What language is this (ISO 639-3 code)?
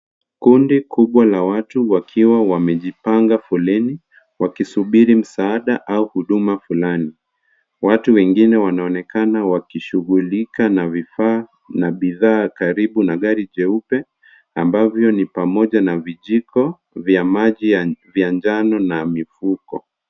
swa